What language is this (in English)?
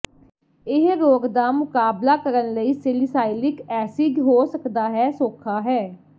Punjabi